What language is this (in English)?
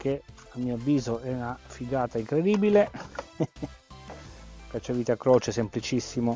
Italian